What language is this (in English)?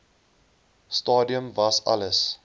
Afrikaans